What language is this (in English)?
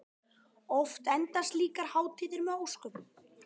Icelandic